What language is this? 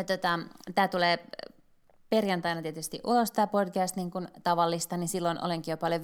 Finnish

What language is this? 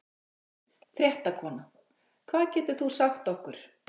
Icelandic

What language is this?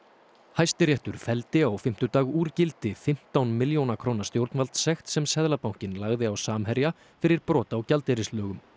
Icelandic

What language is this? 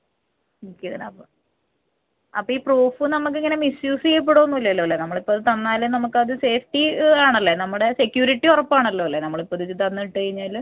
Malayalam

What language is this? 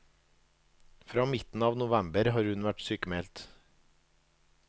Norwegian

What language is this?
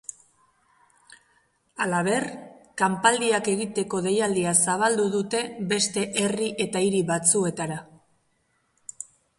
Basque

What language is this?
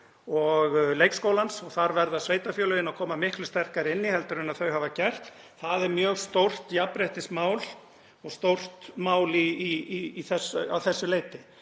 Icelandic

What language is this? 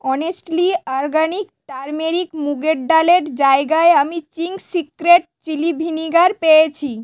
Bangla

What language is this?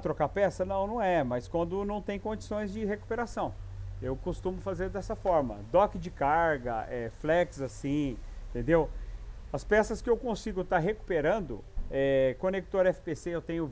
Portuguese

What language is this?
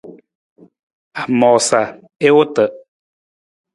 Nawdm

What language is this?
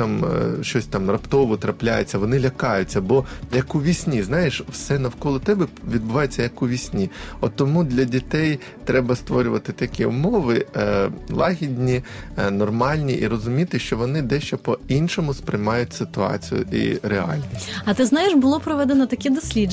Ukrainian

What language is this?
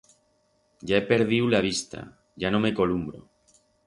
Aragonese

